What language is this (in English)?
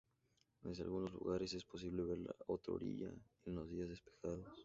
Spanish